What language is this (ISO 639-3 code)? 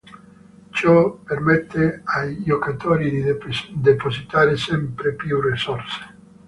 ita